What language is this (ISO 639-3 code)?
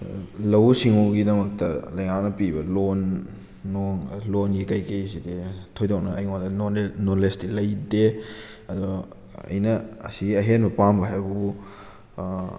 mni